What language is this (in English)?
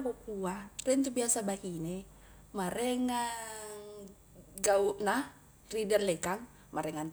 Highland Konjo